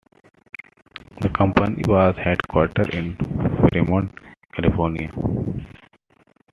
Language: English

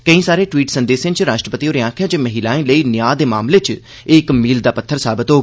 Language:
Dogri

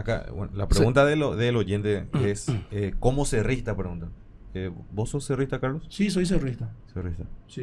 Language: Spanish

